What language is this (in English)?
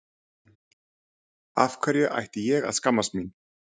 Icelandic